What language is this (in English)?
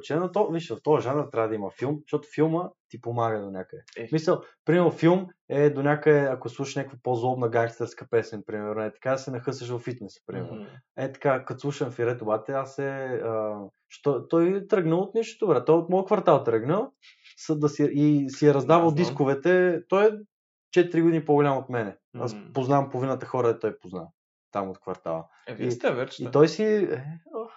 Bulgarian